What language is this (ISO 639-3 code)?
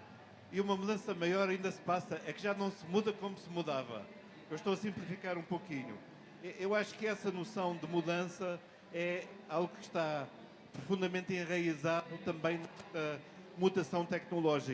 por